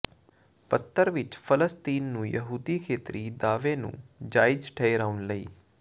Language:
Punjabi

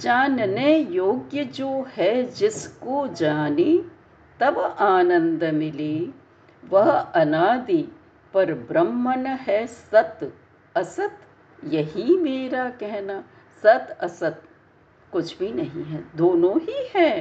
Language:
Hindi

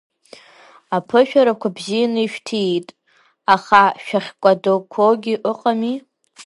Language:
Abkhazian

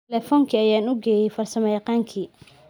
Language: Somali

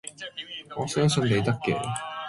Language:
Cantonese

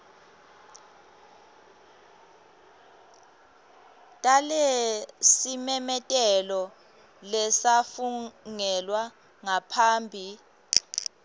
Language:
Swati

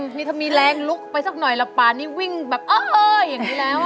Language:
Thai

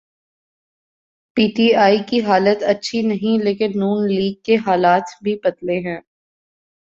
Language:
Urdu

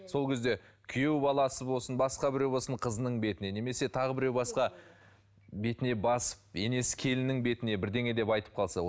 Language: Kazakh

